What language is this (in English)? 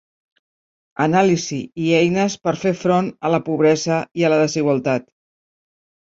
Catalan